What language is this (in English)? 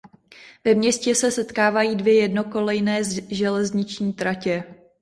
Czech